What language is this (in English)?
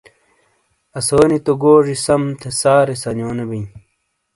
Shina